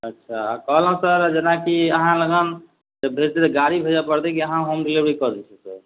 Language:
Maithili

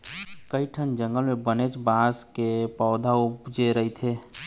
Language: Chhattisgarhi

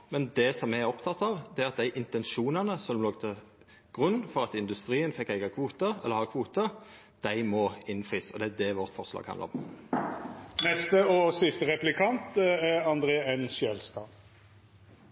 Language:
Norwegian Nynorsk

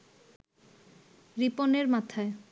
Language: Bangla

